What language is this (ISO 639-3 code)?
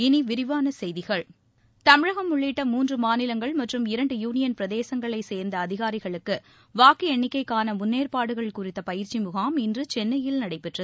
tam